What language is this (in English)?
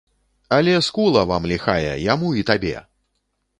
Belarusian